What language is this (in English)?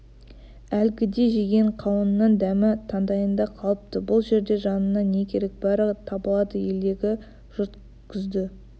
Kazakh